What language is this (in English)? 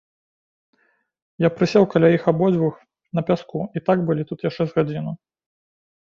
Belarusian